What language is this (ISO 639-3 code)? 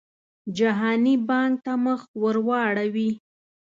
pus